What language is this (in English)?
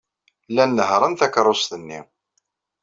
Kabyle